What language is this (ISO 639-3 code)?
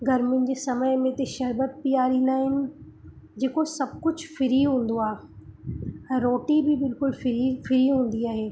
snd